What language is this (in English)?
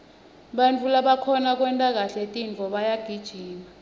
Swati